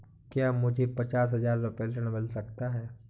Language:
Hindi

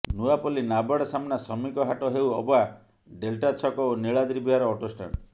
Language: Odia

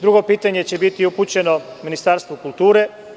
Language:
Serbian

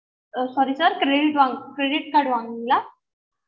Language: Tamil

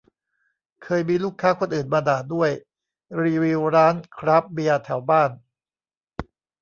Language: Thai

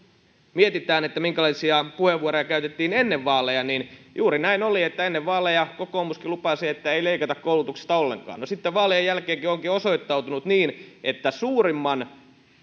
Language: Finnish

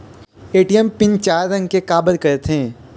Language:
Chhattisgarhi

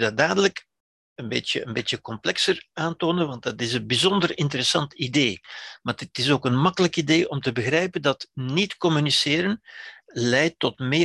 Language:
Dutch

